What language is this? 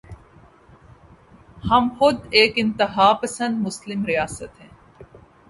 Urdu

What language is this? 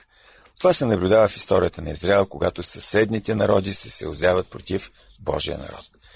Bulgarian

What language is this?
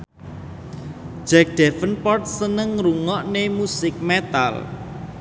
Javanese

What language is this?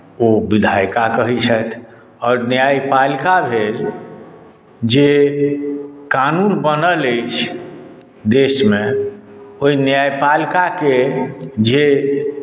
Maithili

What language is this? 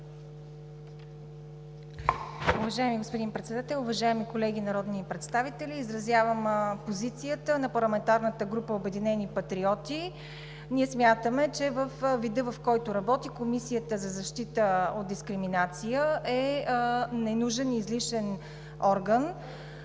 Bulgarian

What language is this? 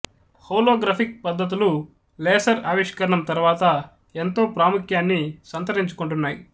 Telugu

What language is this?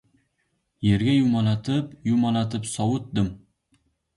Uzbek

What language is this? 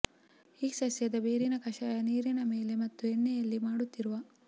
Kannada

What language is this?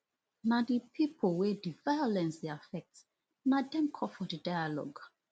Nigerian Pidgin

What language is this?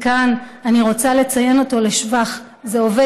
Hebrew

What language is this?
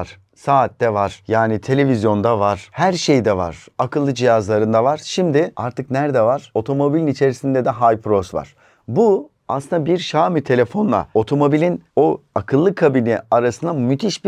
Turkish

